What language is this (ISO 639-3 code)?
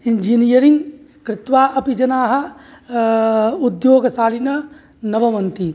san